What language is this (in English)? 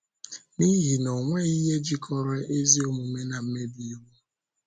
Igbo